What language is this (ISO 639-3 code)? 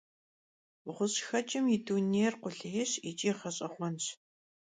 kbd